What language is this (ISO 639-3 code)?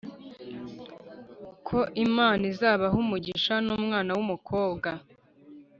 kin